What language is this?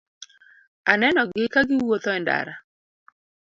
Luo (Kenya and Tanzania)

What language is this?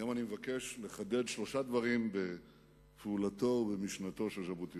Hebrew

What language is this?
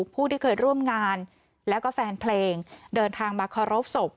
Thai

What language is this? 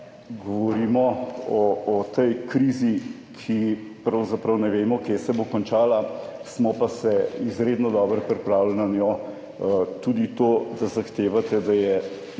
Slovenian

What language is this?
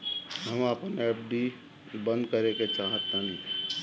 Bhojpuri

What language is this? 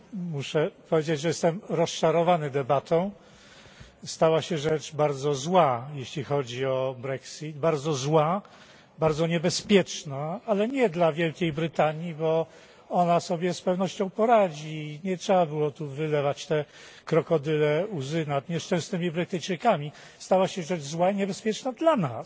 Polish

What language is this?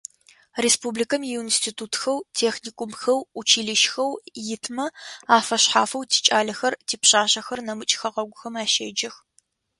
Adyghe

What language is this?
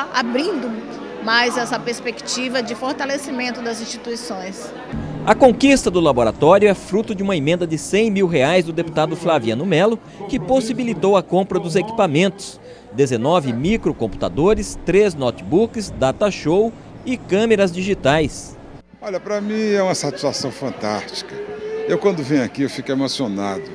Portuguese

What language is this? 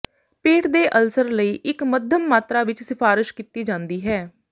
Punjabi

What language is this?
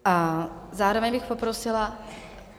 Czech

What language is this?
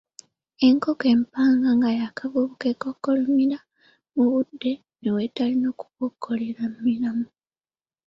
Ganda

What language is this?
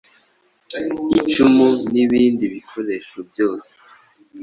Kinyarwanda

